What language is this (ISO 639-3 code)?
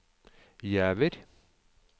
nor